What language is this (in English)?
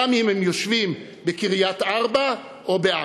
Hebrew